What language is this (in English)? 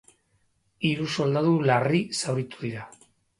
Basque